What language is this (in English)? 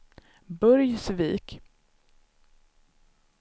Swedish